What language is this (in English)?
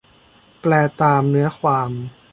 Thai